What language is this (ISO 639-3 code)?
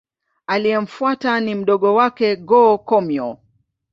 swa